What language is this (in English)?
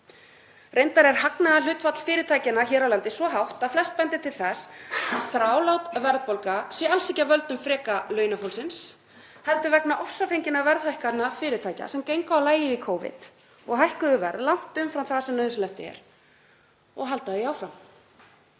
Icelandic